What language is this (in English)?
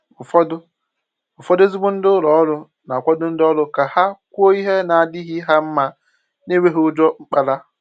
Igbo